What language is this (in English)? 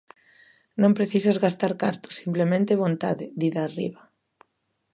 Galician